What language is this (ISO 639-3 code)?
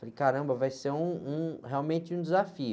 por